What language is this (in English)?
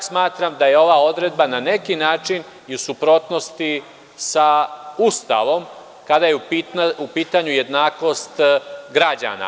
Serbian